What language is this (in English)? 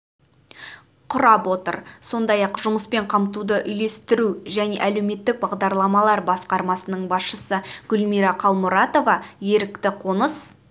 Kazakh